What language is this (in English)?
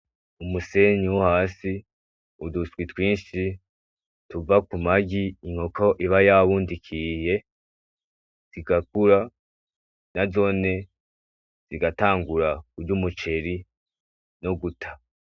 Rundi